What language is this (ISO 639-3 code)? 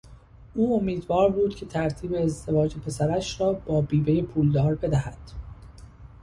fas